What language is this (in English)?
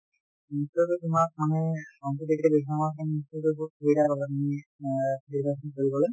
Assamese